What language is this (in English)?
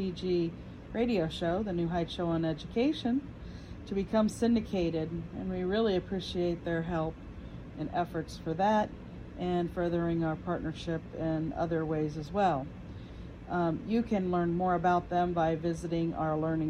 English